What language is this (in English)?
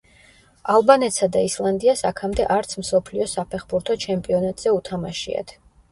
Georgian